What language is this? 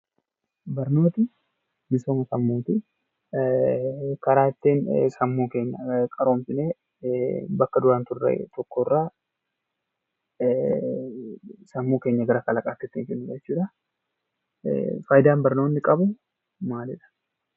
Oromo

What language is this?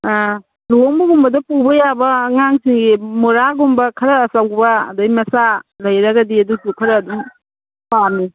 Manipuri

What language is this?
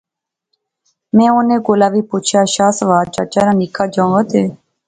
Pahari-Potwari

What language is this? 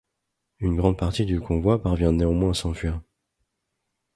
French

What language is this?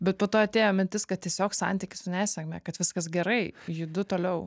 Lithuanian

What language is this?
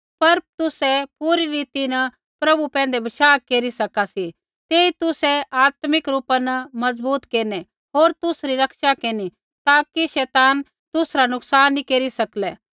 Kullu Pahari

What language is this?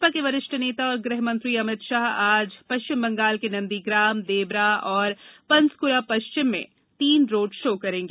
Hindi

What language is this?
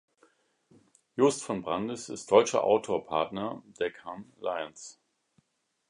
German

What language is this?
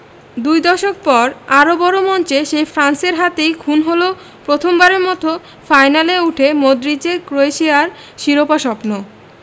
Bangla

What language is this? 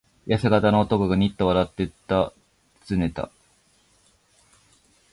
Japanese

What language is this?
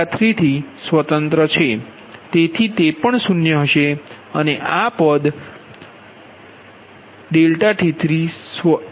Gujarati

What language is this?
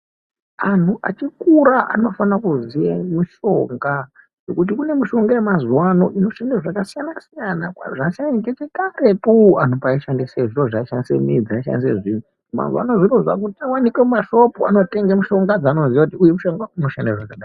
Ndau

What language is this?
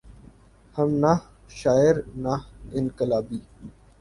Urdu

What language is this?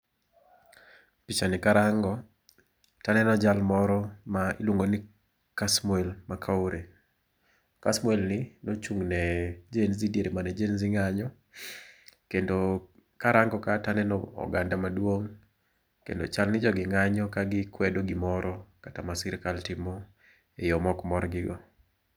Luo (Kenya and Tanzania)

